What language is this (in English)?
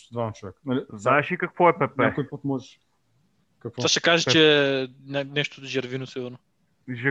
Bulgarian